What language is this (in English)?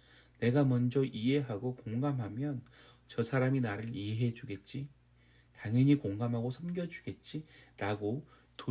Korean